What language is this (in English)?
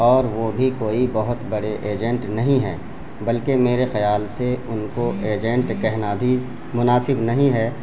Urdu